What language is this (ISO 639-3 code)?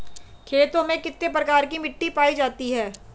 hin